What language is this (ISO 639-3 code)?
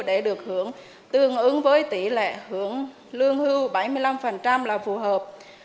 vie